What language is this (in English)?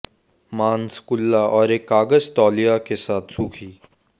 Hindi